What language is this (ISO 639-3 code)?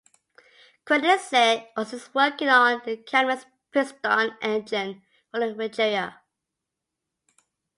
eng